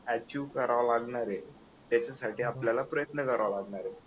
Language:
Marathi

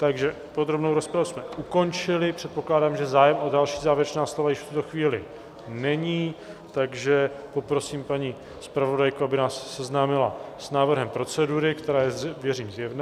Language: Czech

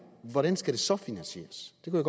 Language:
Danish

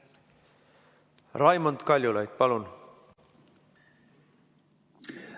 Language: Estonian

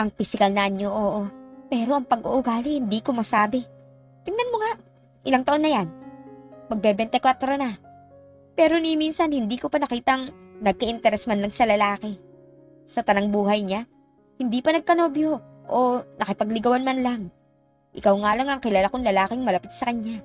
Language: Filipino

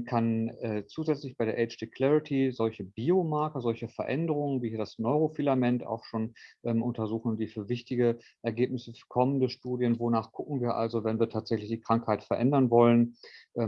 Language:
German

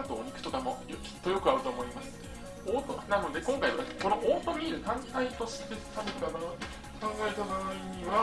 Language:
Japanese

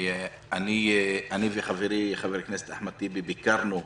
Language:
Hebrew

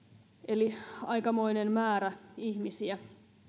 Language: Finnish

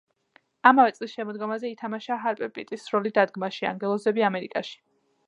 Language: Georgian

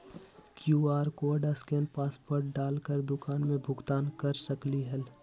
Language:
Magahi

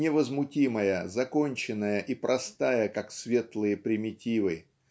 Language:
Russian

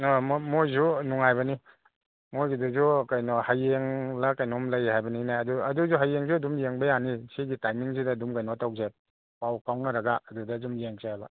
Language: Manipuri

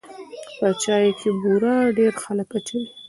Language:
Pashto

